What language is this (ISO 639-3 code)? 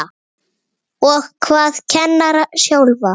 isl